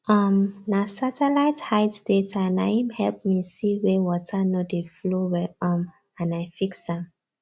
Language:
Nigerian Pidgin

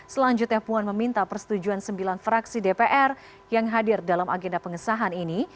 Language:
Indonesian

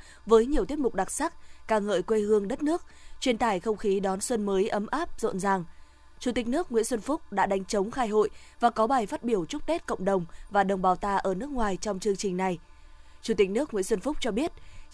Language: Vietnamese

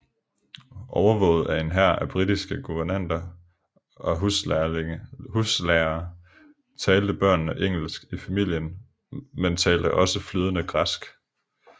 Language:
Danish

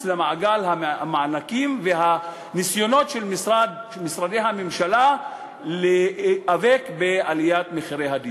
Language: Hebrew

